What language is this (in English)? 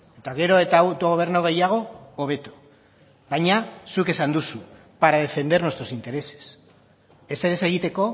Basque